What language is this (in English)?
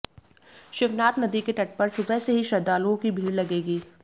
Hindi